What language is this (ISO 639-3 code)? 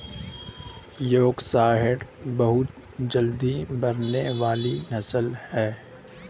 hin